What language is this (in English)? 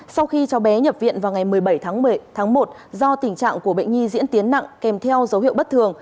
Vietnamese